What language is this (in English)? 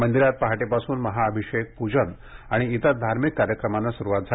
Marathi